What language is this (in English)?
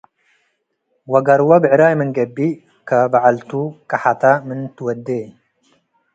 Tigre